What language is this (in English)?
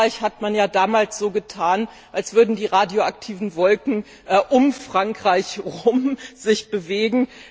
German